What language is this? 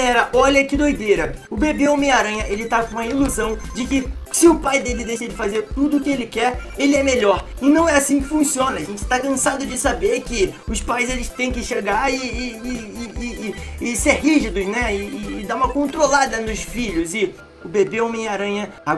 Portuguese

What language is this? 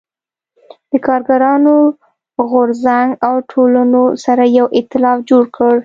Pashto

